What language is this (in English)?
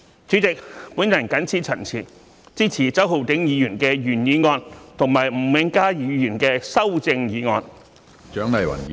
Cantonese